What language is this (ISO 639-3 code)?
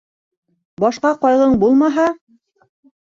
bak